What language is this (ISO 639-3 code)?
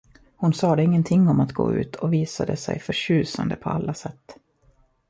swe